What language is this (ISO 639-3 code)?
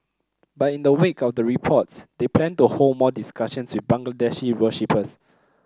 eng